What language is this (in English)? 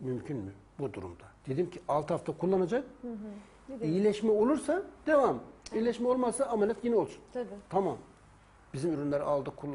Turkish